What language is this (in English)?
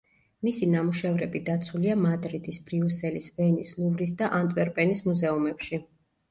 Georgian